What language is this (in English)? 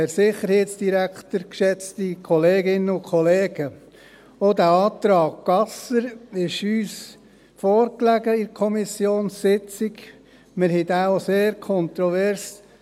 Swiss German